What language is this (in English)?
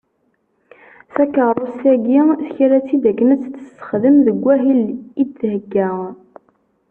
Kabyle